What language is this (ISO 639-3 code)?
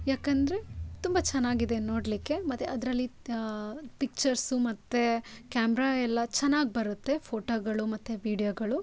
kan